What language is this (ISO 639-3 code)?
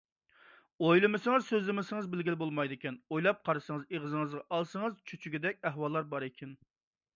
uig